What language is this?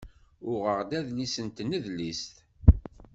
Kabyle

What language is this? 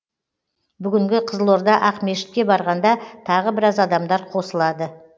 Kazakh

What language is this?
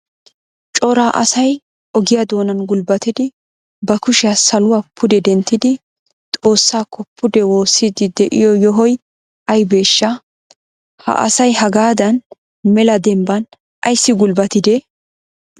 Wolaytta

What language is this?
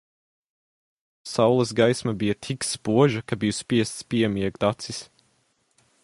Latvian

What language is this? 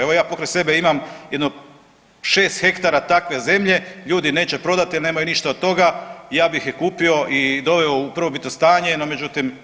Croatian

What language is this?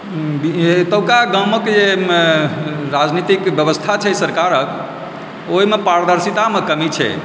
Maithili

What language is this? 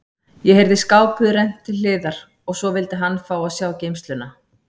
Icelandic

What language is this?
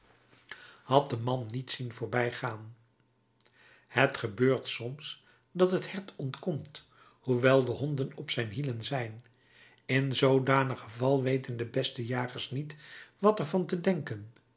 Dutch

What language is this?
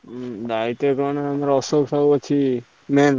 Odia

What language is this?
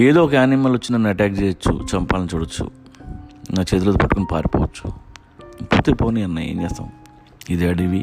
Telugu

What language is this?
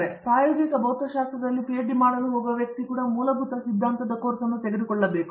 Kannada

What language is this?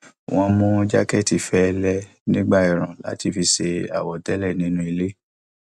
Yoruba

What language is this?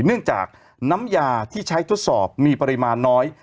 Thai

